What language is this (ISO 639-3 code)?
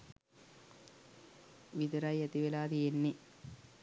sin